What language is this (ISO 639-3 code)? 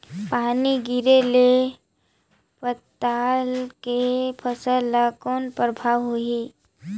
hne